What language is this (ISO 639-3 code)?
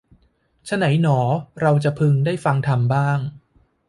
tha